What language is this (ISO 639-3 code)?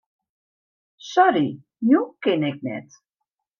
fry